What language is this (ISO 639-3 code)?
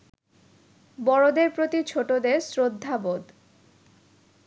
ben